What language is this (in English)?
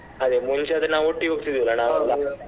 Kannada